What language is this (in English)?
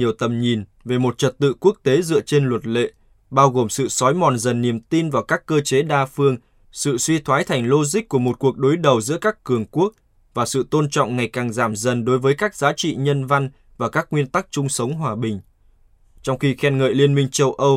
Vietnamese